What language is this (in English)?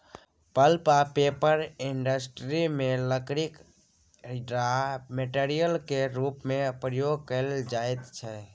Maithili